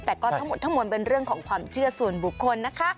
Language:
Thai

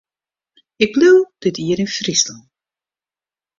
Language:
Western Frisian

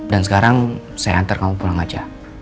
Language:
Indonesian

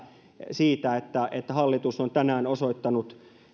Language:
Finnish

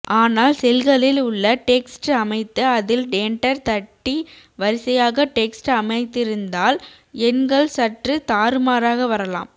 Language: Tamil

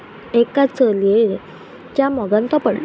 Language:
Konkani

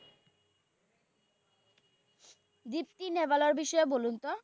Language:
Bangla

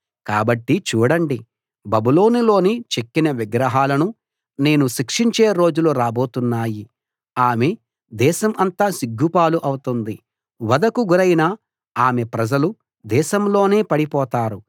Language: Telugu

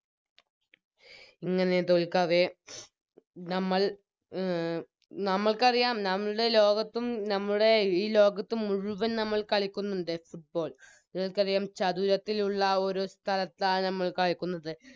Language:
Malayalam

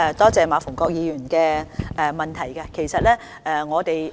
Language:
Cantonese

